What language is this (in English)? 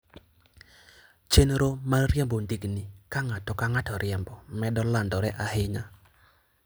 Luo (Kenya and Tanzania)